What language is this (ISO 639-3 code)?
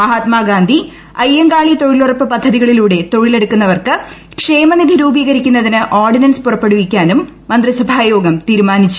mal